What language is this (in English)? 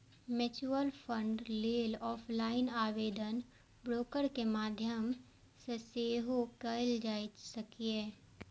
Maithili